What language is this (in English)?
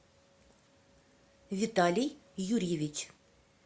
Russian